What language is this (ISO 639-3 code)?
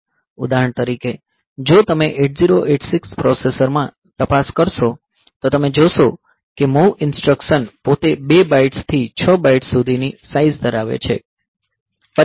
guj